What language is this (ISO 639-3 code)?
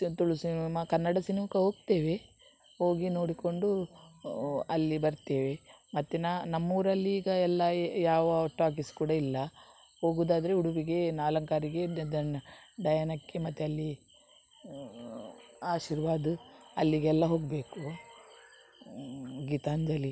kan